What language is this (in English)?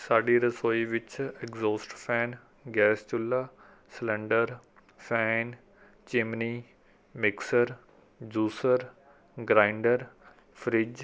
Punjabi